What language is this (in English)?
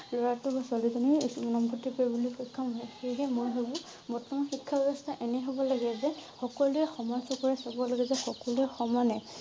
Assamese